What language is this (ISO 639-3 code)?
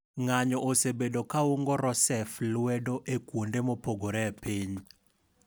luo